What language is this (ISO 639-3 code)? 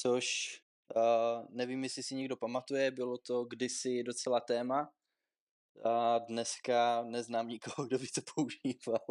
ces